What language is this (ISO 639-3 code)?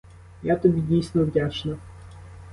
ukr